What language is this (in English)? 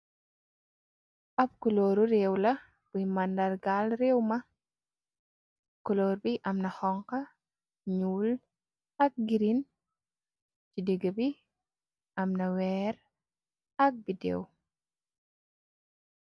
Wolof